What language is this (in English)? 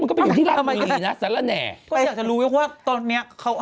Thai